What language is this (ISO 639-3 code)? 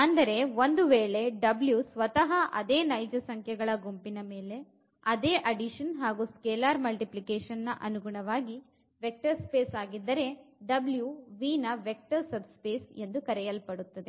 kan